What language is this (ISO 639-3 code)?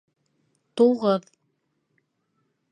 bak